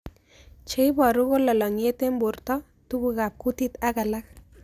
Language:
Kalenjin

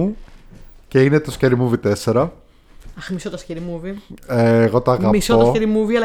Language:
Greek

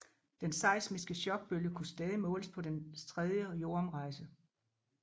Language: Danish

